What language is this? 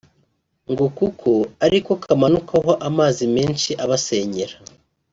Kinyarwanda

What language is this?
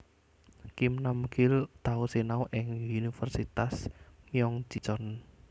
Javanese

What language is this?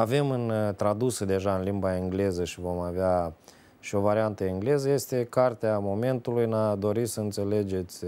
Romanian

